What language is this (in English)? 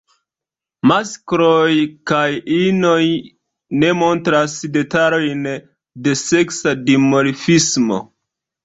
Esperanto